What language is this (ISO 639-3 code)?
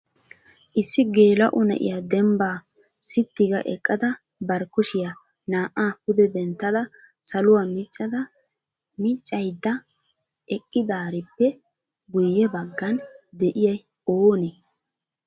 wal